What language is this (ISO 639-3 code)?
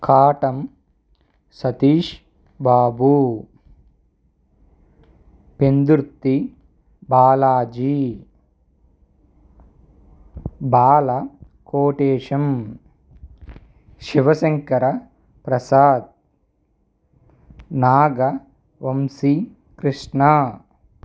tel